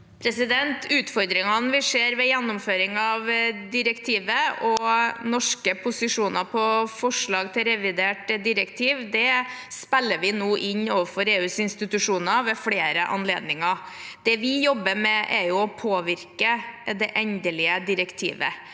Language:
Norwegian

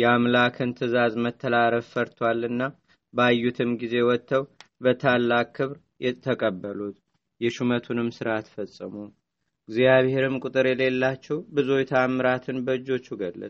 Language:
Amharic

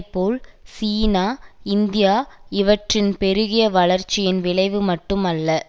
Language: Tamil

